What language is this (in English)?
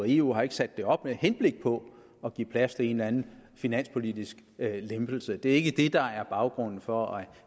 Danish